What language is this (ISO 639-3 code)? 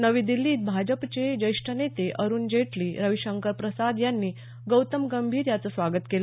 mar